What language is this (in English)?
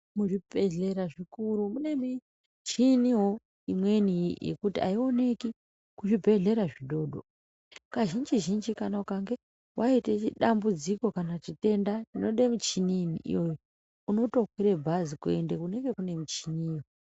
Ndau